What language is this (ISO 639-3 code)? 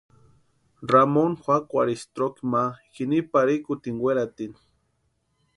pua